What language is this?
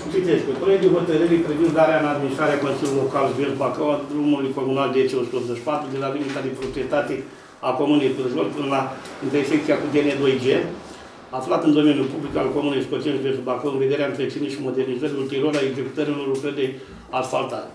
Romanian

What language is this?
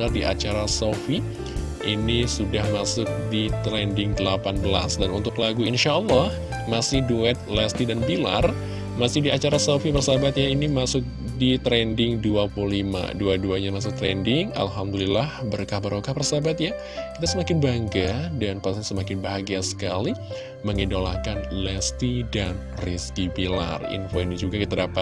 Indonesian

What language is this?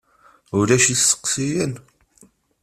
Kabyle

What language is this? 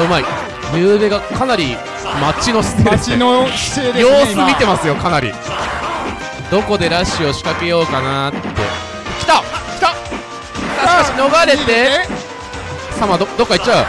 Japanese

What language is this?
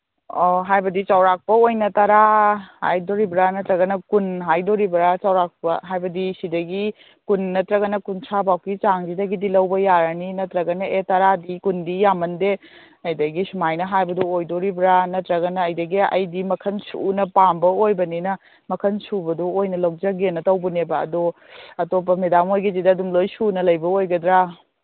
Manipuri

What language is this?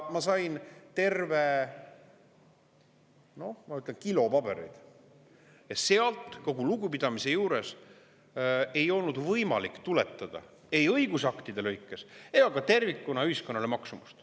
Estonian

